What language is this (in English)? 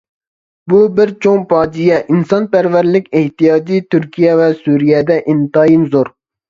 Uyghur